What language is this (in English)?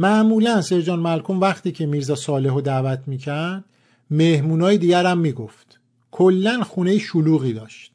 Persian